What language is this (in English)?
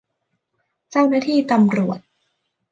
Thai